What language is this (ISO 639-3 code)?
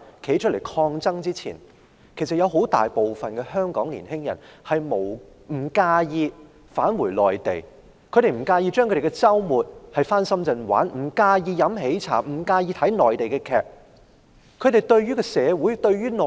yue